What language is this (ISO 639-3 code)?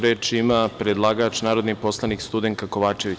srp